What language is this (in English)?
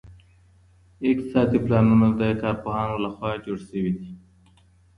Pashto